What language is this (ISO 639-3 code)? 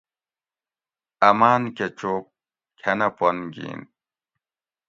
gwc